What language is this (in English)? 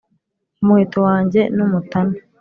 Kinyarwanda